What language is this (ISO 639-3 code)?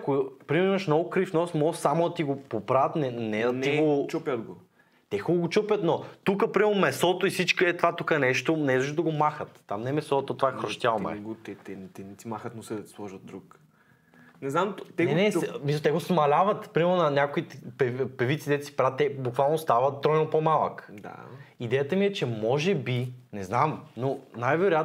bul